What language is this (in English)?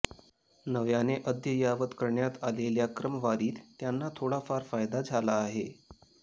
Marathi